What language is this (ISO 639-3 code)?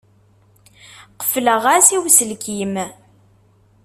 kab